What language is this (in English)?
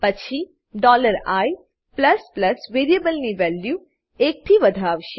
Gujarati